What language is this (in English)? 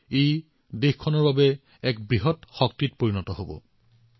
Assamese